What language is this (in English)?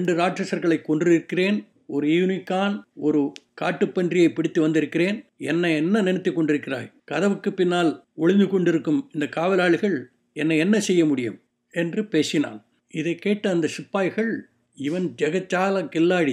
Tamil